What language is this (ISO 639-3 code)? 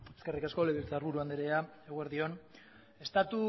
eus